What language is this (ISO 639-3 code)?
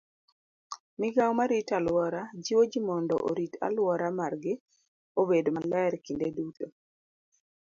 luo